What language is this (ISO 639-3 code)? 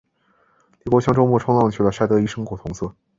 zho